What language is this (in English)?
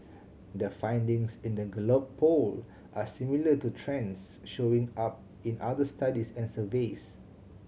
English